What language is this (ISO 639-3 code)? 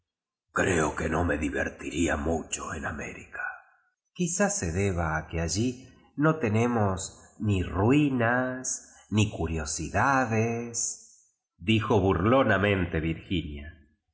spa